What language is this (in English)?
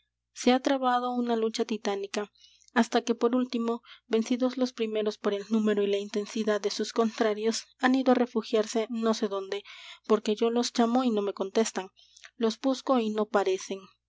Spanish